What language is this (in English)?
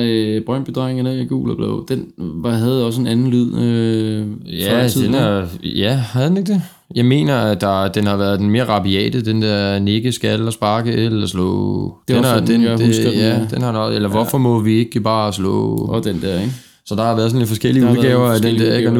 Danish